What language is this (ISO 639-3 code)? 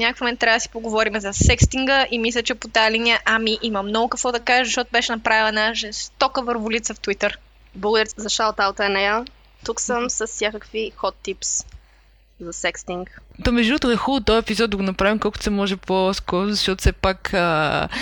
bul